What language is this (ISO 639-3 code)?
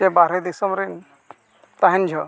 sat